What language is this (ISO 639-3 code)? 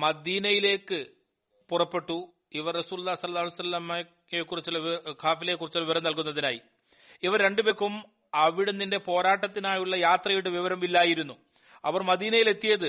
mal